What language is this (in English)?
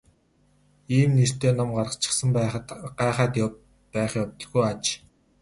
Mongolian